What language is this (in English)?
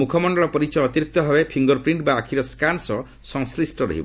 Odia